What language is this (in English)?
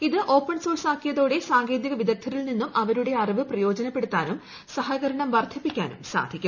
Malayalam